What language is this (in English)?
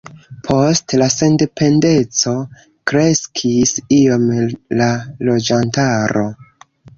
Esperanto